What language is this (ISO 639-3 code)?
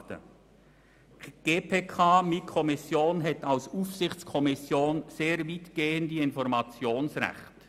gsw